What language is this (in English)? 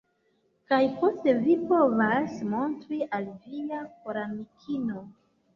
Esperanto